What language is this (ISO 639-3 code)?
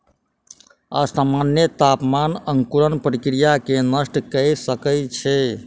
mai